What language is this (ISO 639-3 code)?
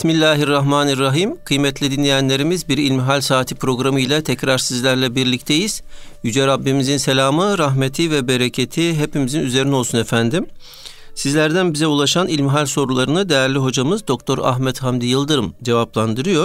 tur